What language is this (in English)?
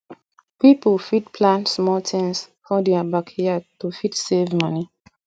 Nigerian Pidgin